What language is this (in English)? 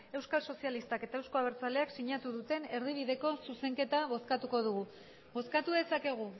Basque